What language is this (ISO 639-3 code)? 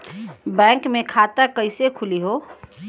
bho